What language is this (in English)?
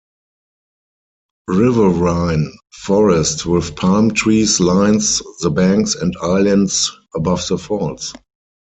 English